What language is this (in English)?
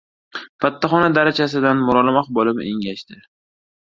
Uzbek